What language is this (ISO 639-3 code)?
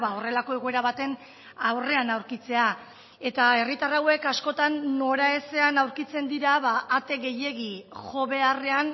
eus